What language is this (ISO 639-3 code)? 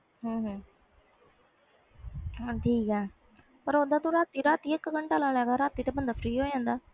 pan